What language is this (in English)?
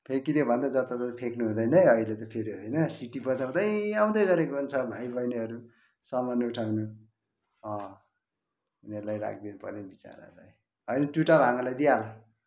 Nepali